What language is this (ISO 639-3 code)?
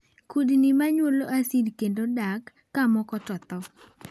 luo